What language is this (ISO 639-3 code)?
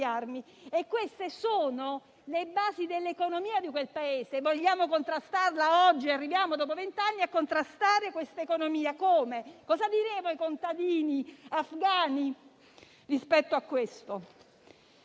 ita